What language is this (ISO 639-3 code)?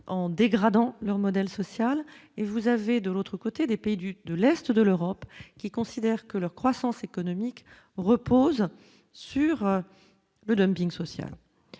fra